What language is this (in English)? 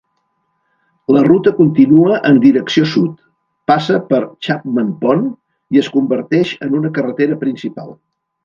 Catalan